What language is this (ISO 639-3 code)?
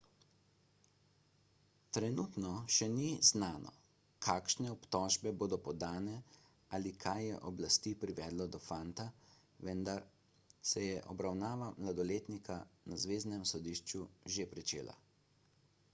slv